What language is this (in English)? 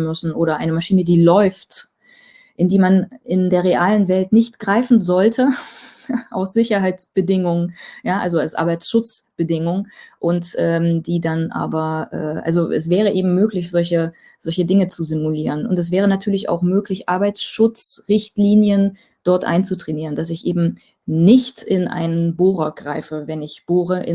German